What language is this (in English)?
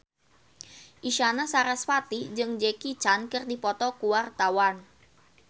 Sundanese